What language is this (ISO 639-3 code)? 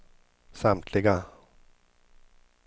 swe